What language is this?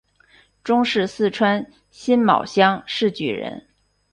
Chinese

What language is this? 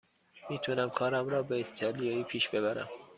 Persian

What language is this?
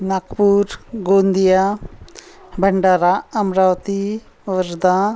Marathi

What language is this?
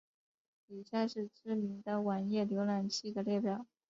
Chinese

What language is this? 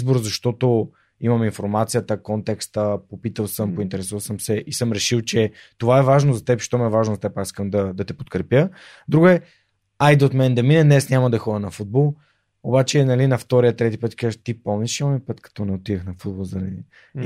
Bulgarian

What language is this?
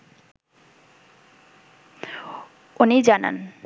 Bangla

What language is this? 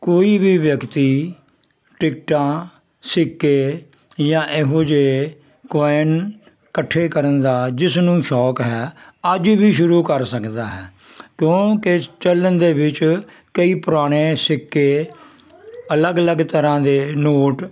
Punjabi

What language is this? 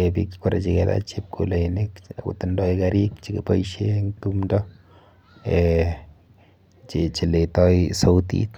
Kalenjin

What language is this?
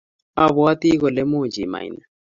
Kalenjin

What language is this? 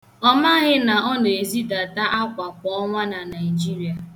Igbo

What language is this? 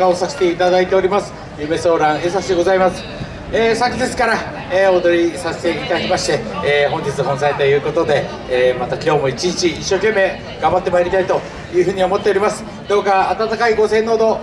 Japanese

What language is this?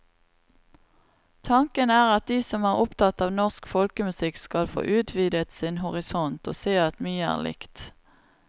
Norwegian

